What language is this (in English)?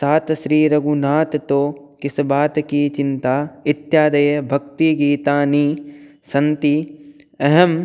Sanskrit